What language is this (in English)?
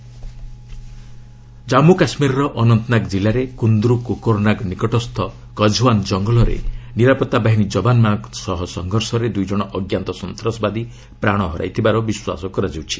Odia